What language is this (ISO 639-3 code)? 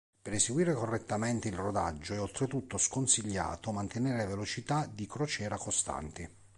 ita